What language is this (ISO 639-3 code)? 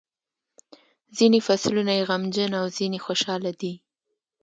pus